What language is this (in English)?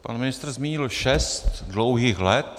Czech